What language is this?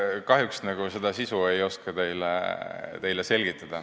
Estonian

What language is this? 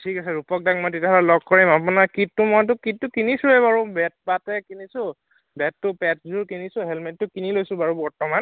Assamese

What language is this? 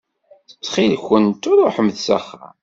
Kabyle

